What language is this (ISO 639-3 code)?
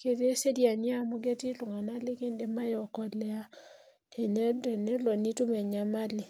mas